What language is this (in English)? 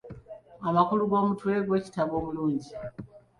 Ganda